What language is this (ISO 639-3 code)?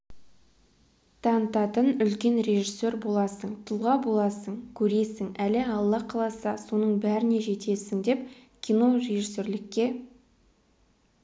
kaz